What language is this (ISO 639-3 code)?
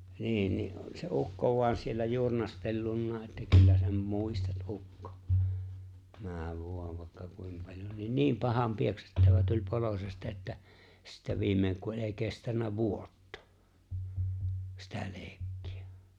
fin